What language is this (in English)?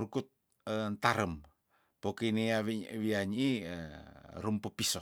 Tondano